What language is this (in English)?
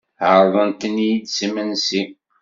Kabyle